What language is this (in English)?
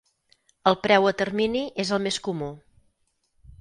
Catalan